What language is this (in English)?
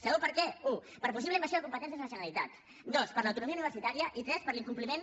Catalan